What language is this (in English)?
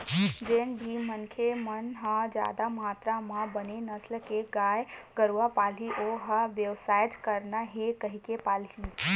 Chhattisgarhi